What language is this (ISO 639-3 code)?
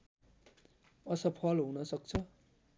nep